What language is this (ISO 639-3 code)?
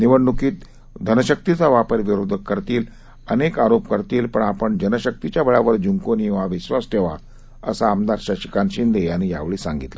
mar